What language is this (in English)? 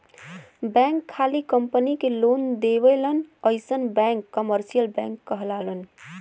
Bhojpuri